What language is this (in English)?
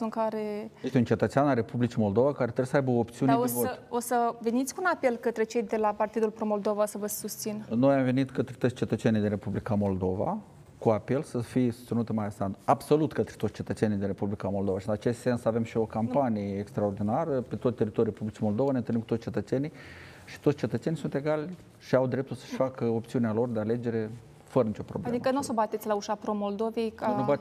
Romanian